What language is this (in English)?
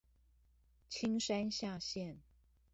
Chinese